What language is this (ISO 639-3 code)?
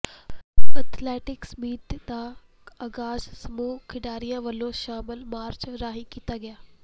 pan